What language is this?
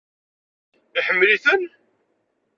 Kabyle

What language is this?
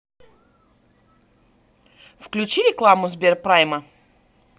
Russian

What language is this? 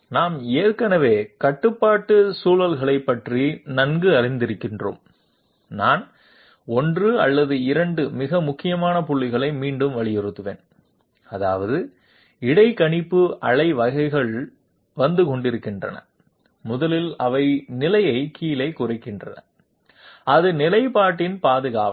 Tamil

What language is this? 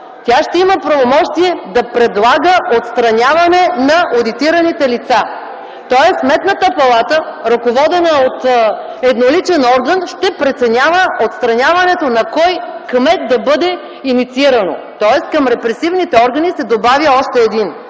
Bulgarian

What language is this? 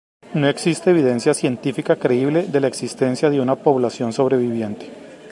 Spanish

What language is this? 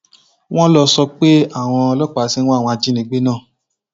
Yoruba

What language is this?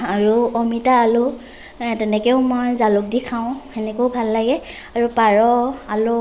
Assamese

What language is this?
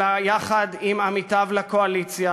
Hebrew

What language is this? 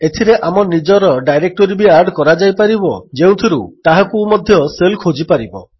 Odia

